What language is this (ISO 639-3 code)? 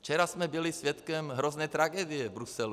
ces